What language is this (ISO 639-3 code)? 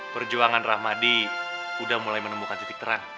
ind